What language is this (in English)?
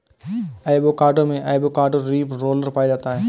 Hindi